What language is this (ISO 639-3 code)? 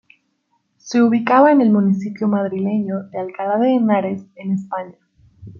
spa